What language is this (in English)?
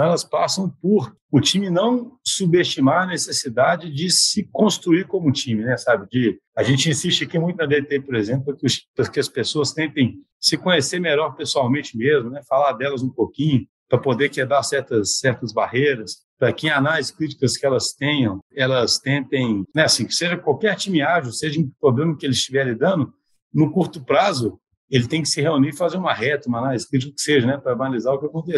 Portuguese